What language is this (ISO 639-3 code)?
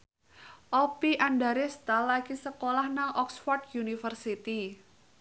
jav